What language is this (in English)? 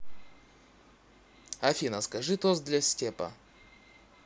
Russian